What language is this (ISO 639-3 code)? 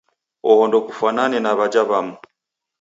dav